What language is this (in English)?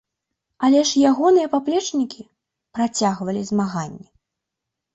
Belarusian